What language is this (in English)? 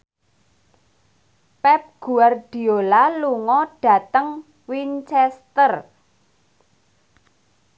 Javanese